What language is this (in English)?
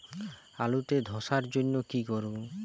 Bangla